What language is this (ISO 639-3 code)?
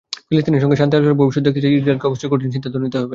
ben